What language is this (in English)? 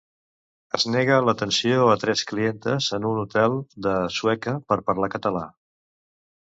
Catalan